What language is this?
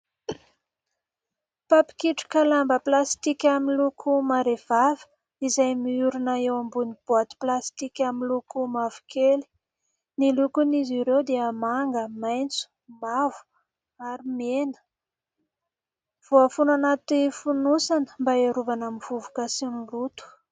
Malagasy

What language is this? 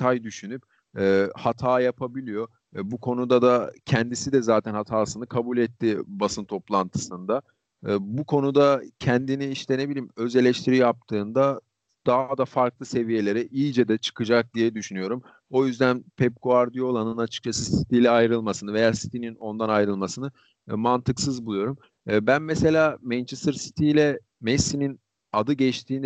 Turkish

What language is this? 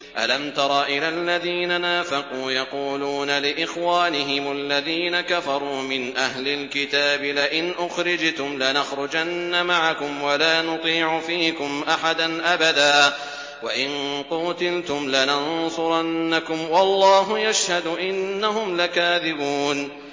Arabic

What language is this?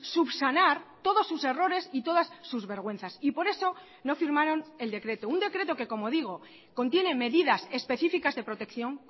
Spanish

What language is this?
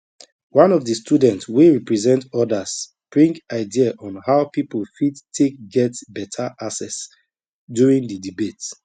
Nigerian Pidgin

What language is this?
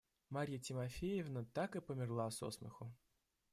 Russian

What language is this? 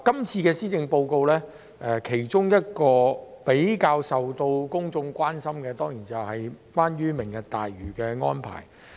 Cantonese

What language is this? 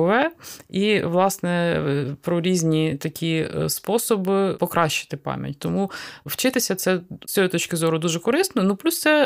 Ukrainian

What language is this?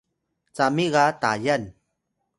Atayal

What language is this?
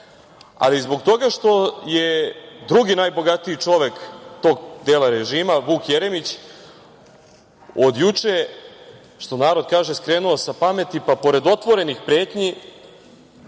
Serbian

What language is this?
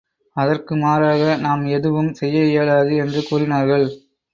Tamil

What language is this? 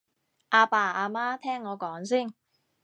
Cantonese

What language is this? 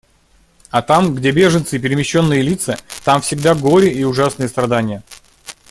Russian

